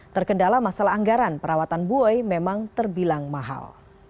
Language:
Indonesian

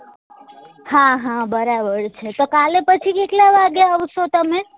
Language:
Gujarati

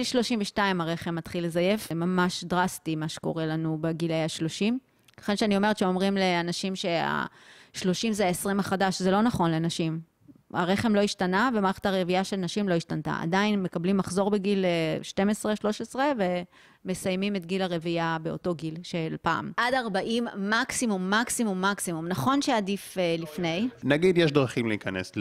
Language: Hebrew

